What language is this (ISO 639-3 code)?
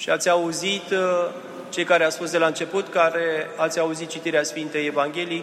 ron